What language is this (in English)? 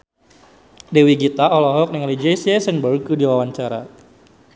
Sundanese